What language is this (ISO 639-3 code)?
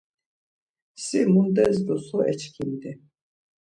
lzz